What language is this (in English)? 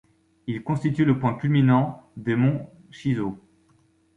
French